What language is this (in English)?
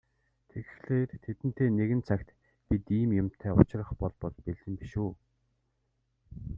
Mongolian